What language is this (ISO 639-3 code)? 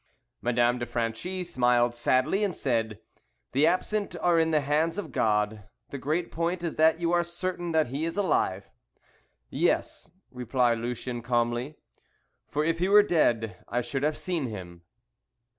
eng